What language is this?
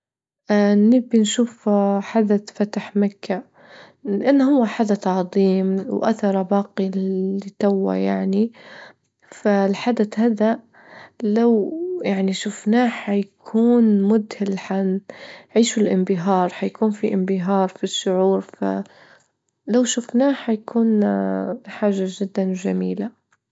Libyan Arabic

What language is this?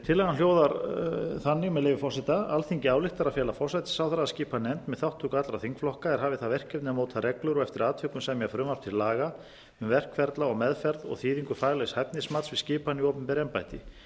Icelandic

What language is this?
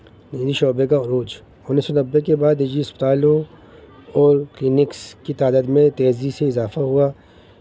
Urdu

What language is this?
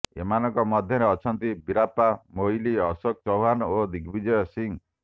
Odia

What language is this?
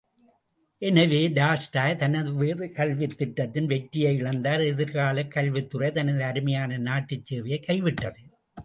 Tamil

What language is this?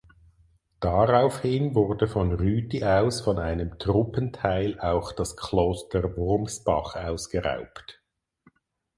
German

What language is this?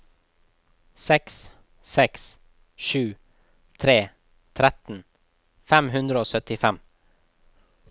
Norwegian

